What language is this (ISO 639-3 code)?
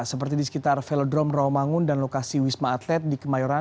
ind